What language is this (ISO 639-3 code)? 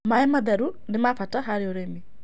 kik